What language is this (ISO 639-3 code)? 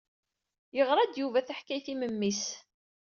kab